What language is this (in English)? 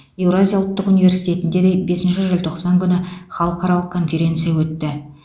Kazakh